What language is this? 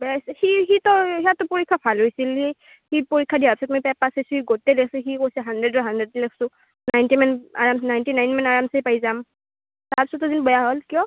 Assamese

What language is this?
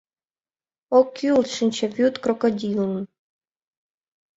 Mari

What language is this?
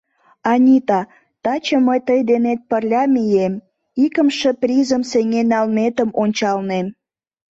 Mari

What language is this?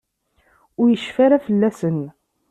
Kabyle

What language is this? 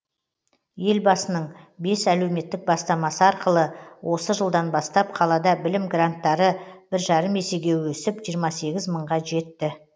Kazakh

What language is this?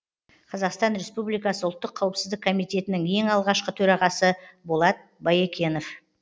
Kazakh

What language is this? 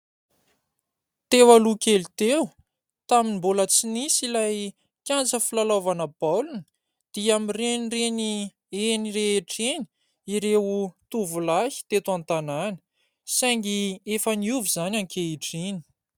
Malagasy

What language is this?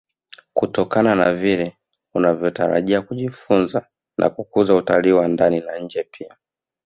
Swahili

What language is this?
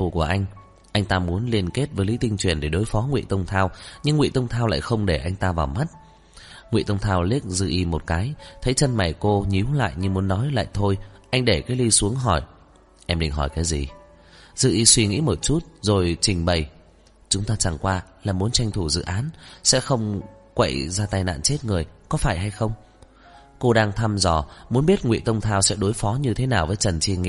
Vietnamese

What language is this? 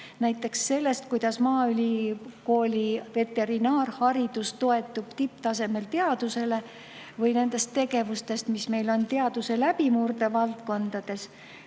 Estonian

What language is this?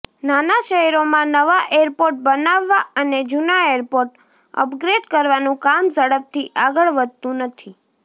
Gujarati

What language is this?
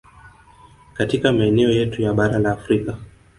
Swahili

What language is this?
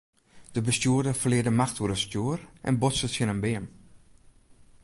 Western Frisian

